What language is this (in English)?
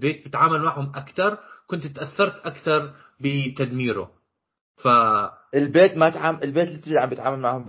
Arabic